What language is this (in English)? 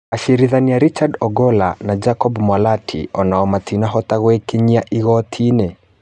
Kikuyu